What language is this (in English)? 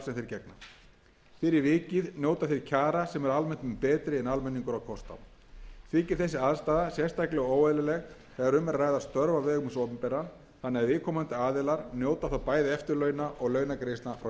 Icelandic